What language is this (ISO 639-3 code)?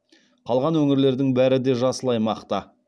kaz